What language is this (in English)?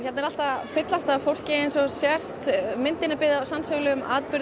Icelandic